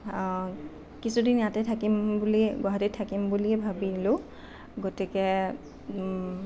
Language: Assamese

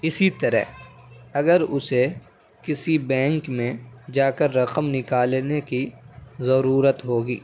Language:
Urdu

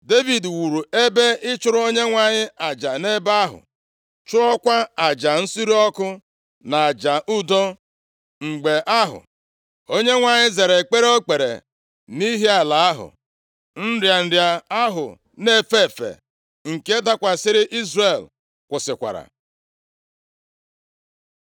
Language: Igbo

